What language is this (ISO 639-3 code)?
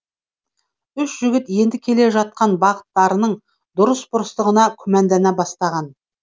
kaz